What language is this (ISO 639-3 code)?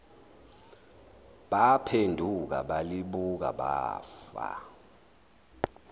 zul